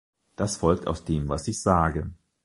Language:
German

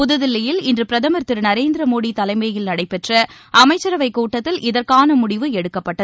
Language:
Tamil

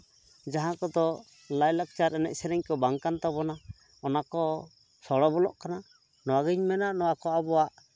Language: Santali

